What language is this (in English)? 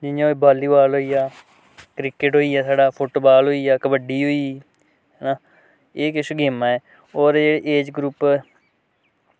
Dogri